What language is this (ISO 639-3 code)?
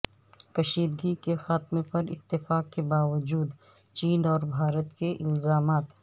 urd